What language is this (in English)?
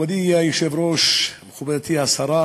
Hebrew